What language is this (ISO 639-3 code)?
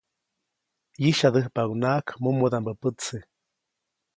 zoc